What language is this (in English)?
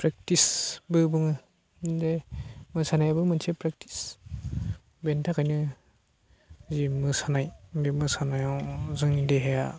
Bodo